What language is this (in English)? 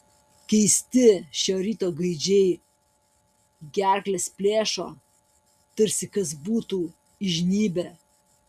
Lithuanian